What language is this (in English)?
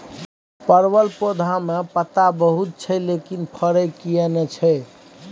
Maithili